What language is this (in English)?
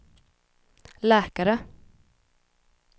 Swedish